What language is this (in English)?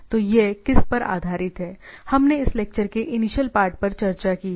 Hindi